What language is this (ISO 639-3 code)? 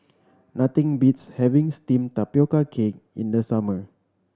eng